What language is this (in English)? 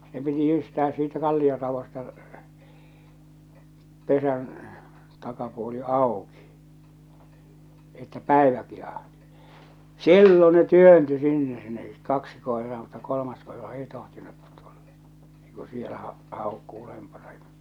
Finnish